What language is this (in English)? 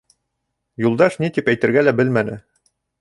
Bashkir